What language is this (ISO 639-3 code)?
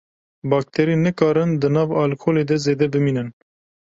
kur